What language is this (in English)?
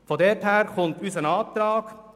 Swiss German